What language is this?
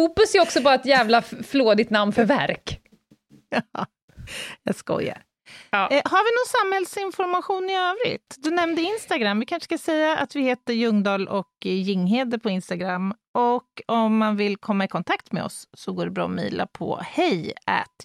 Swedish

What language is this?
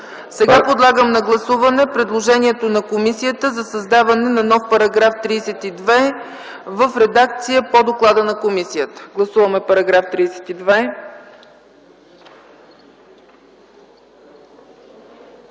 Bulgarian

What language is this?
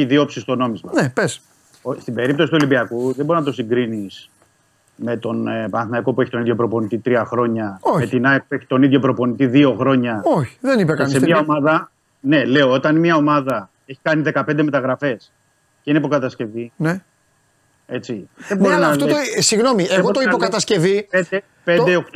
Greek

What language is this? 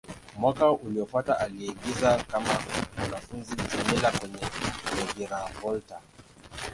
Swahili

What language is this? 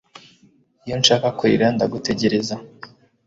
Kinyarwanda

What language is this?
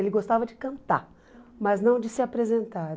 Portuguese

